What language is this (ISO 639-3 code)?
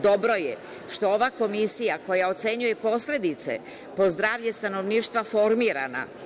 srp